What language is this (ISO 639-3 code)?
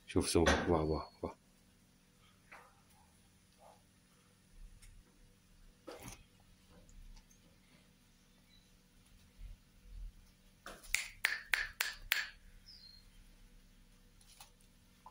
ara